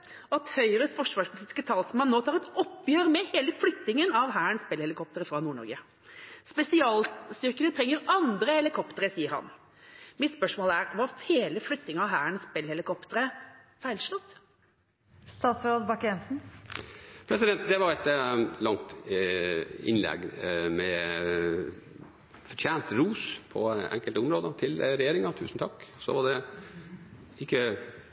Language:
Norwegian Bokmål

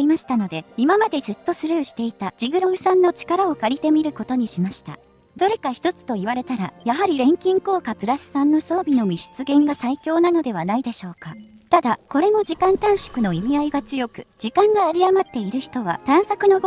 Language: Japanese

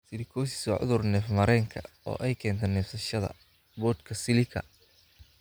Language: Somali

